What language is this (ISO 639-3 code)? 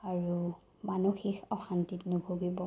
asm